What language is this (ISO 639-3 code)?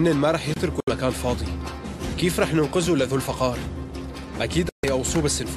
ara